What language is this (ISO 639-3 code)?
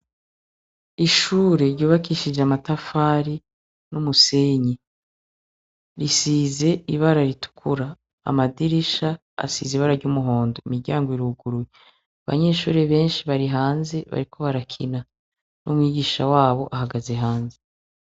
run